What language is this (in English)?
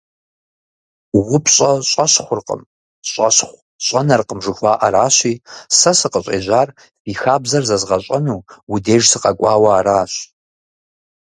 Kabardian